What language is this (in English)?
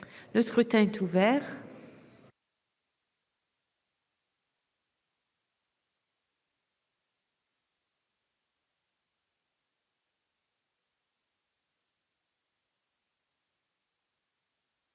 French